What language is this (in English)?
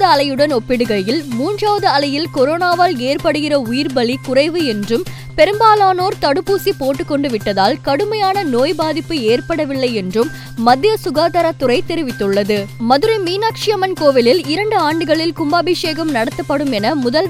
Tamil